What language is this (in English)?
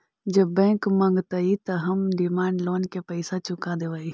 Magahi